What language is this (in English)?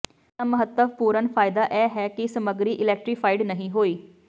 Punjabi